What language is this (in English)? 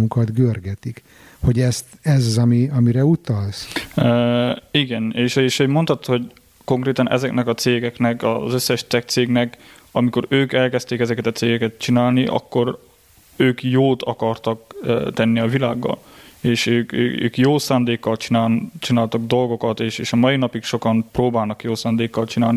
Hungarian